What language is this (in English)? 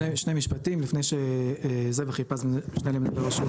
Hebrew